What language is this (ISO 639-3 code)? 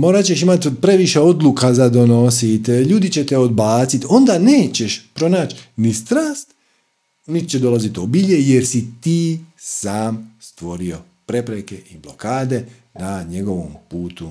hrv